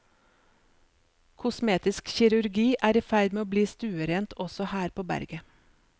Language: Norwegian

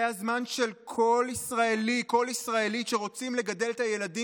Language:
Hebrew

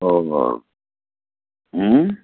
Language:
Urdu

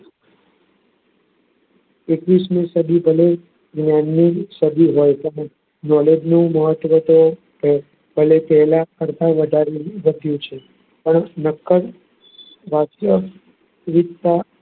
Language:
Gujarati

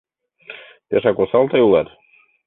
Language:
Mari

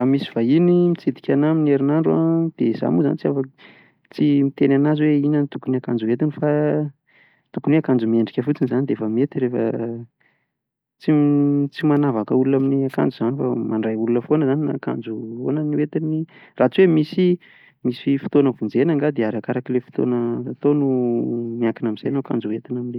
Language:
Malagasy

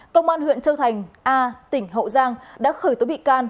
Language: Vietnamese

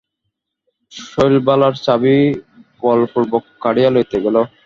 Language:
Bangla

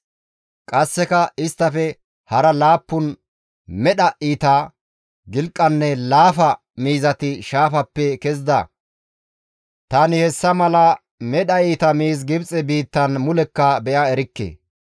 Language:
Gamo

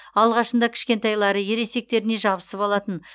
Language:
Kazakh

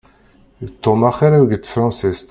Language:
Kabyle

